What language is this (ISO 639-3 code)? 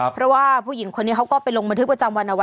tha